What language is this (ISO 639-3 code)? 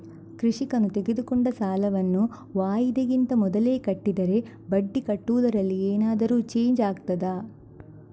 kan